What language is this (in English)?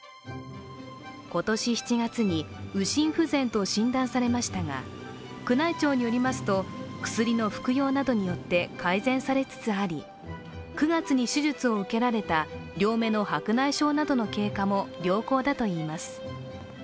Japanese